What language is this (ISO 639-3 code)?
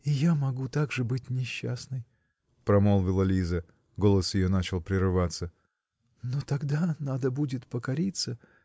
rus